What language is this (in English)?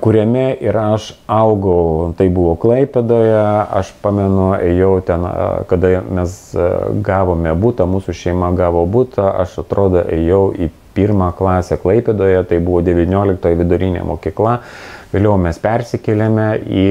Lithuanian